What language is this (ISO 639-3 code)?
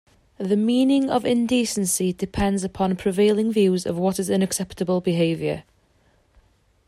eng